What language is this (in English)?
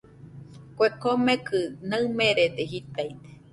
Nüpode Huitoto